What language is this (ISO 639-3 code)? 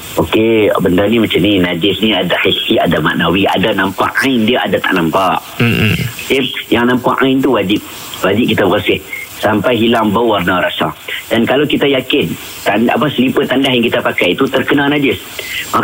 msa